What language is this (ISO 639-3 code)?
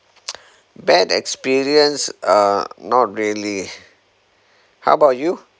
eng